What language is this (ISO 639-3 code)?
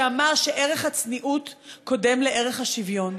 heb